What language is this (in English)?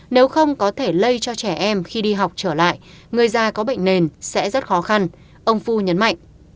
Vietnamese